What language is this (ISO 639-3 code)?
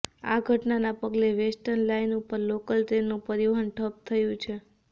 guj